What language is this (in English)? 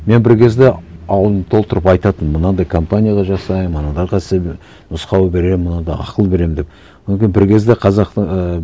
Kazakh